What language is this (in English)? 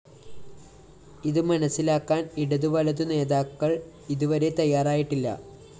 Malayalam